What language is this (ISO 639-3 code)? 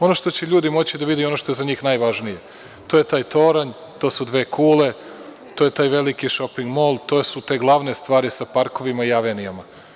srp